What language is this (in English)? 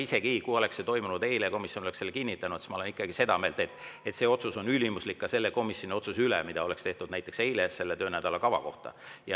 Estonian